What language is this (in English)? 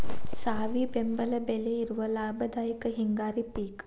Kannada